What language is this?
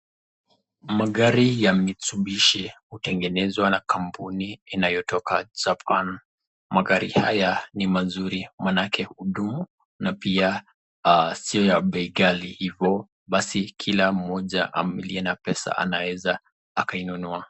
Swahili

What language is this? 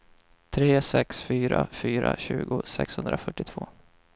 Swedish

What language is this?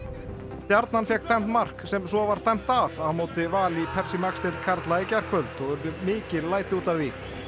Icelandic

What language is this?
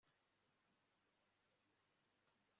Kinyarwanda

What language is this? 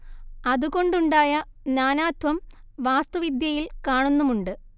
Malayalam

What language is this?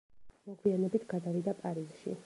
Georgian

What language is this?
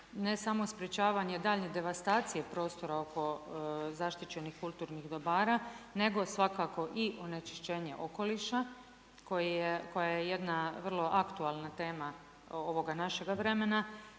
Croatian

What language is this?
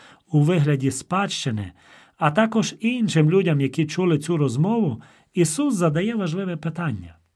Ukrainian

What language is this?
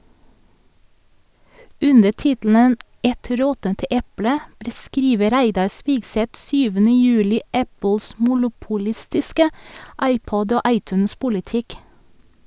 Norwegian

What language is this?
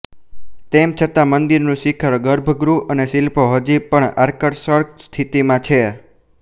Gujarati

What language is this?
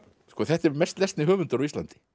Icelandic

